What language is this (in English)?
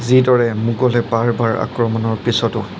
Assamese